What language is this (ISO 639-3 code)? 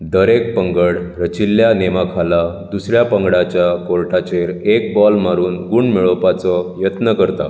kok